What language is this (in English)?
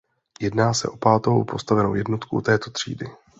Czech